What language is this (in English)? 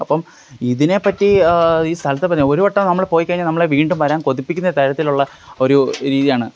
Malayalam